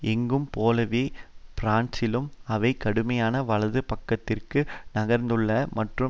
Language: Tamil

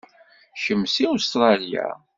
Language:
Kabyle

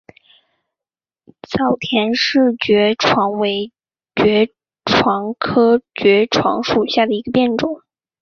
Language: Chinese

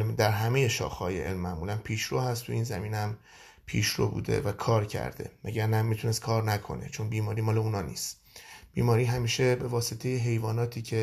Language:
Persian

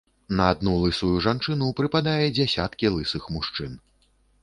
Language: Belarusian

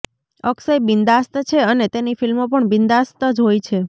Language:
Gujarati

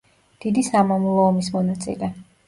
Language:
Georgian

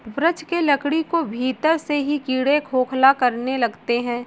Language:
Hindi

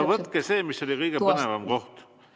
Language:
Estonian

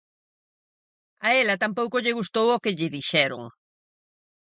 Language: Galician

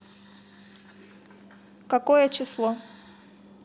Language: Russian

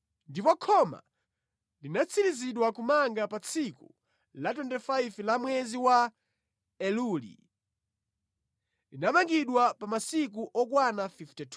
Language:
Nyanja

